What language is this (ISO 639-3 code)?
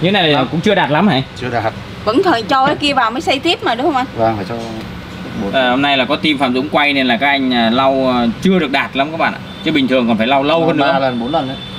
vie